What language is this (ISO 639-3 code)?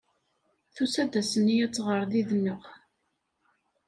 kab